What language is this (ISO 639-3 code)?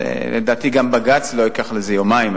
heb